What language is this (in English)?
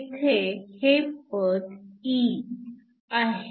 Marathi